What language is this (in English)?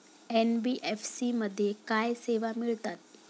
Marathi